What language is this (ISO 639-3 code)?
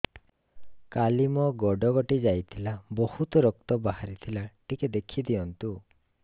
ori